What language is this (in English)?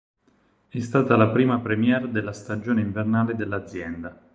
Italian